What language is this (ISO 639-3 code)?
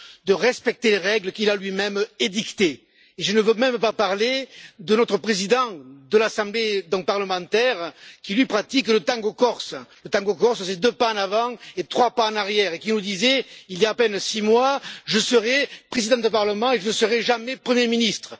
fra